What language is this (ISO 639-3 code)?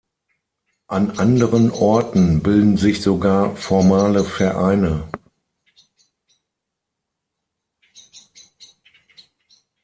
deu